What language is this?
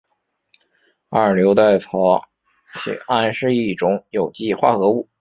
Chinese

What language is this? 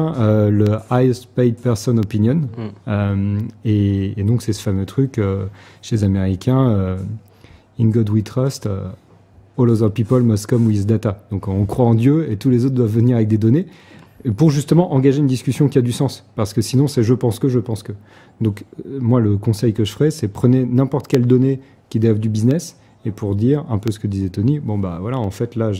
French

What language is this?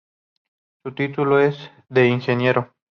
Spanish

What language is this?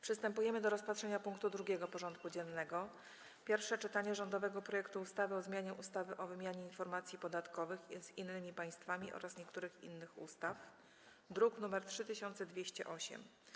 Polish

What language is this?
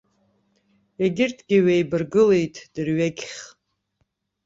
Abkhazian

